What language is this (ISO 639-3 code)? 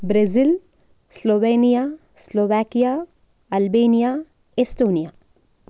san